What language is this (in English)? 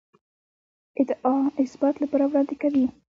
Pashto